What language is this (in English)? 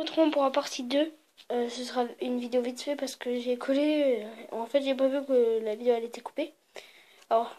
French